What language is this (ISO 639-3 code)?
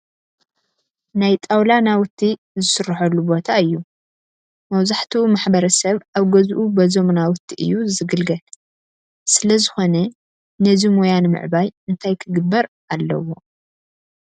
tir